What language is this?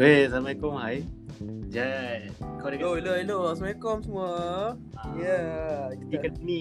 Malay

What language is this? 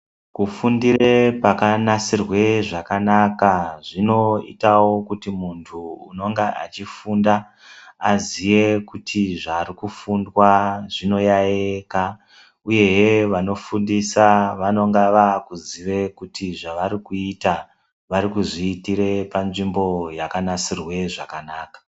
Ndau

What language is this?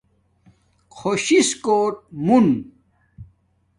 Domaaki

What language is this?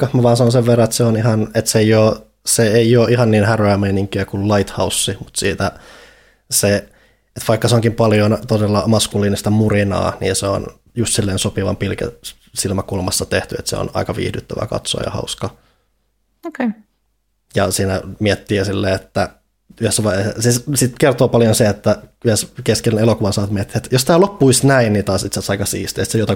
Finnish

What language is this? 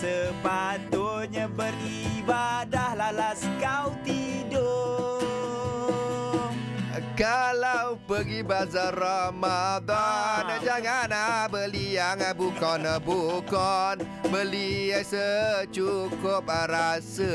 Malay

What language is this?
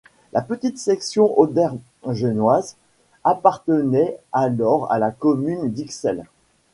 French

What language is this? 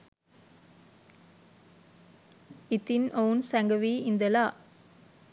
Sinhala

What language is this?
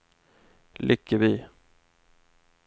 Swedish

